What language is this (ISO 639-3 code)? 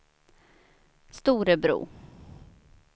swe